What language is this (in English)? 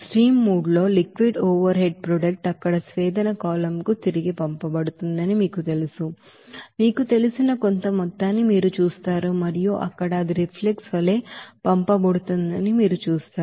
Telugu